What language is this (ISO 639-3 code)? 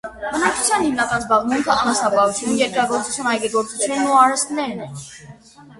hye